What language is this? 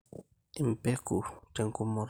Masai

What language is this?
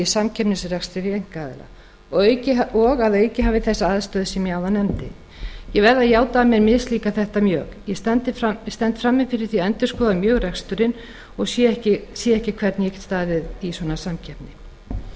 Icelandic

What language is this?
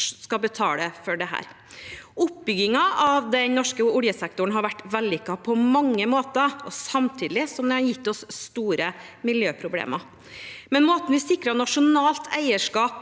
Norwegian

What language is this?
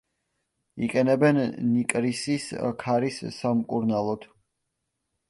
Georgian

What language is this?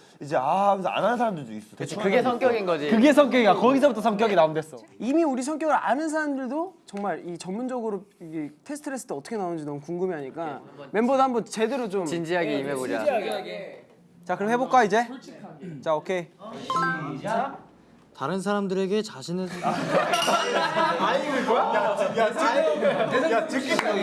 Korean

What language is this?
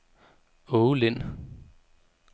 Danish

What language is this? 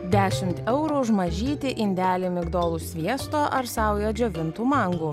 Lithuanian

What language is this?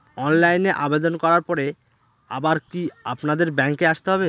Bangla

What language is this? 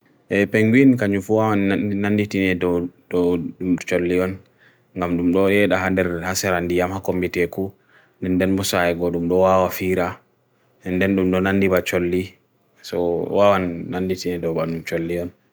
Bagirmi Fulfulde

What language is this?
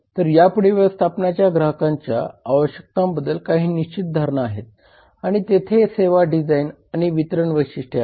Marathi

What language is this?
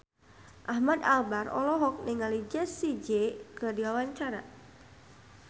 Sundanese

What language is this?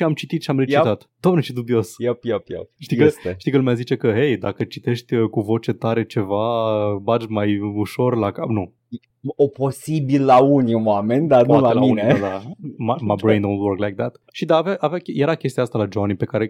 Romanian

